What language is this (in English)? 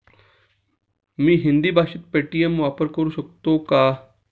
Marathi